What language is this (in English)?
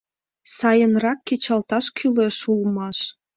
Mari